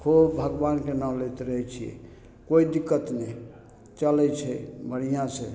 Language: Maithili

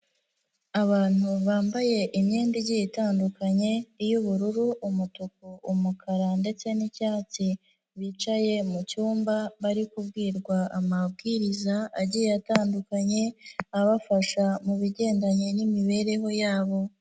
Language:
Kinyarwanda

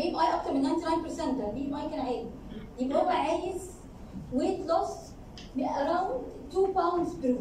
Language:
Arabic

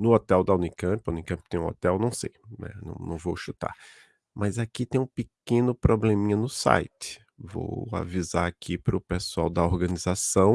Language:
Portuguese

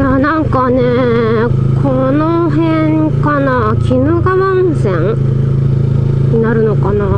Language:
Japanese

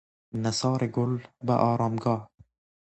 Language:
Persian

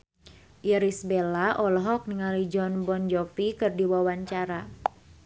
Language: Sundanese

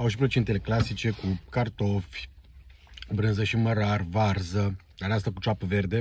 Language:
Romanian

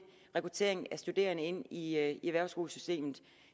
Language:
Danish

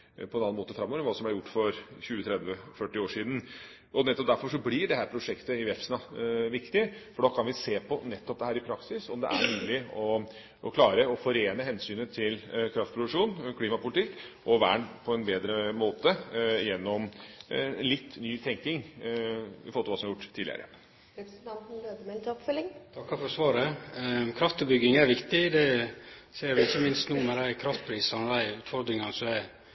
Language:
Norwegian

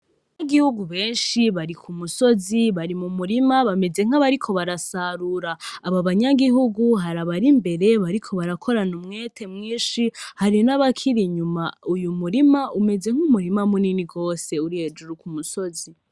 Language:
Rundi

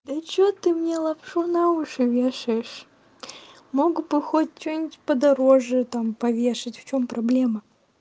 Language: Russian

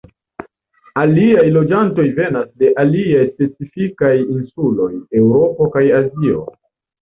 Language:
Esperanto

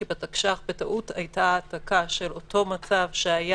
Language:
Hebrew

